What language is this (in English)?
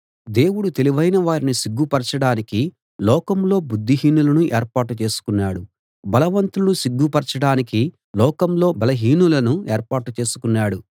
Telugu